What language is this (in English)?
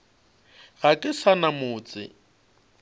Northern Sotho